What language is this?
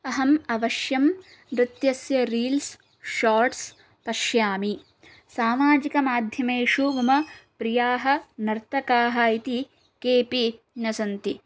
Sanskrit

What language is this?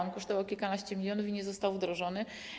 Polish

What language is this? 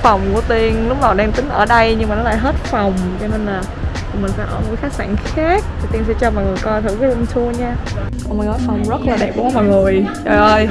Vietnamese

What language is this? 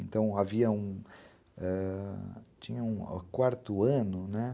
Portuguese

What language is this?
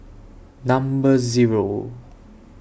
English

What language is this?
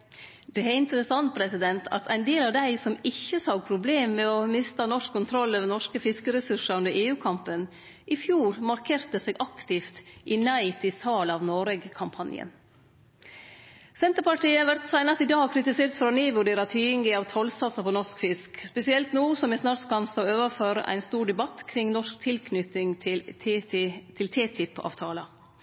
Norwegian Nynorsk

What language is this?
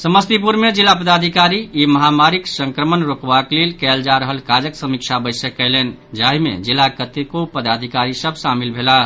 Maithili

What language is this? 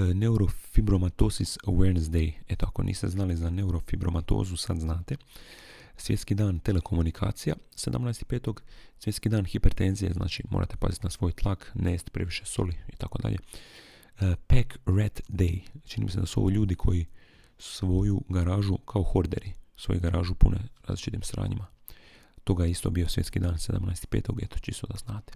Croatian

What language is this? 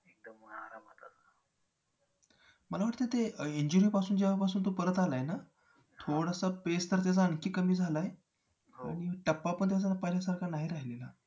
Marathi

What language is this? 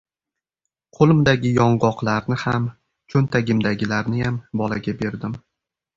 Uzbek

